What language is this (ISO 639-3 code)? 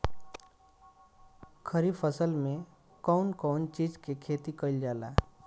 bho